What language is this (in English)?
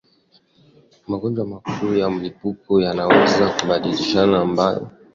Swahili